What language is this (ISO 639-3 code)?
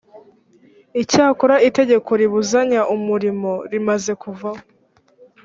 kin